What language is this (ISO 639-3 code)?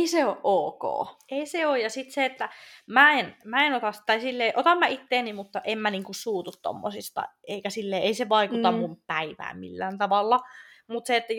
fin